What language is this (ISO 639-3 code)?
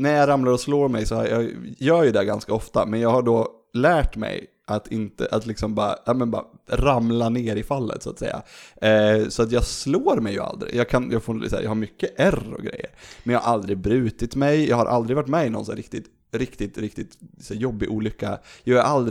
swe